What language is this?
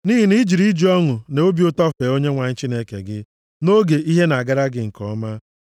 Igbo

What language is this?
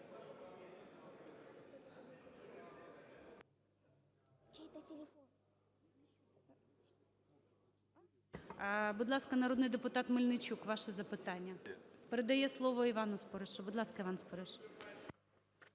Ukrainian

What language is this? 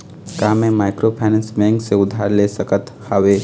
Chhattisgarhi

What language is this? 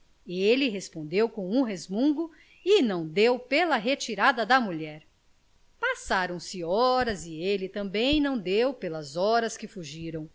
Portuguese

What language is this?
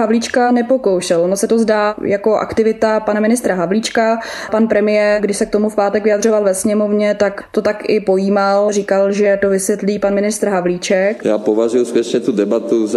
Czech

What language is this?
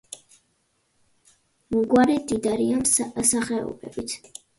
Georgian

